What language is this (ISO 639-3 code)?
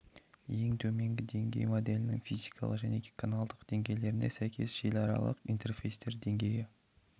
kaz